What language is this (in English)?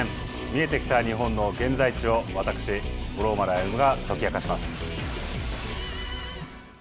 Japanese